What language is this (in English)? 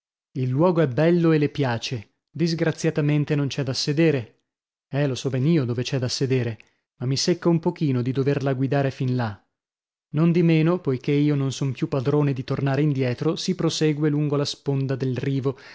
Italian